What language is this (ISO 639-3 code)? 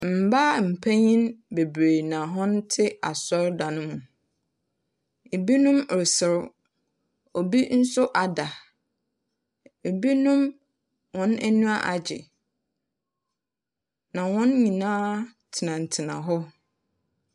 aka